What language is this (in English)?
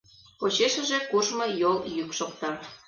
Mari